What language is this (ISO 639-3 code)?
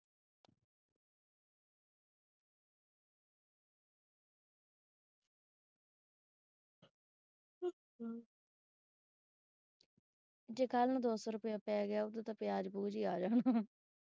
pan